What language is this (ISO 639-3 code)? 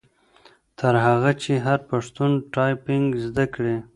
pus